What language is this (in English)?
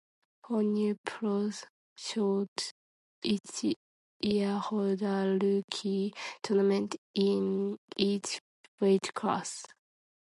English